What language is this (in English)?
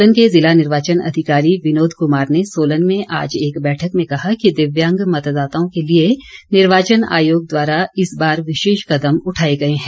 Hindi